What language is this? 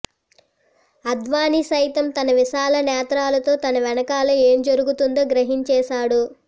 Telugu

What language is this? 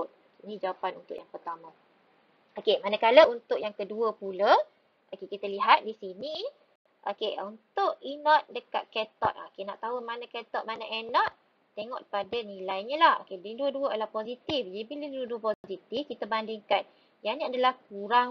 Malay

